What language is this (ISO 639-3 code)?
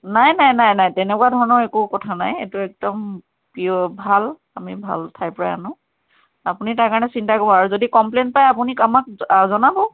asm